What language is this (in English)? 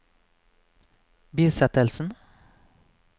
Norwegian